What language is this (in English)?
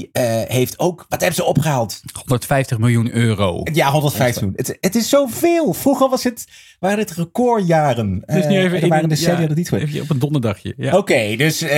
Dutch